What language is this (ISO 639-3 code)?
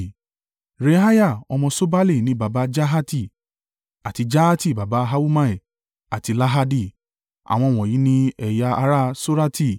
yor